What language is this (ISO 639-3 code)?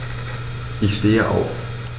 deu